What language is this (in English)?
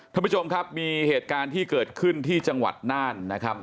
Thai